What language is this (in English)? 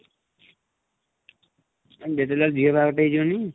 Odia